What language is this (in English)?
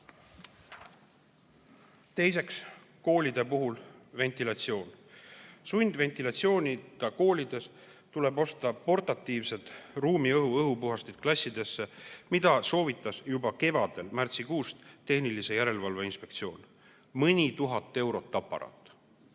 Estonian